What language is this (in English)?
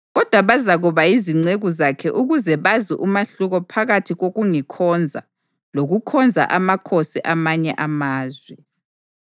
North Ndebele